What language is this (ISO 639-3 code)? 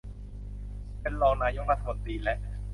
tha